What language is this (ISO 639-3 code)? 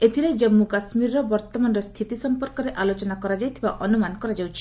ori